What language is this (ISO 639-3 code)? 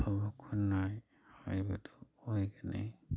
mni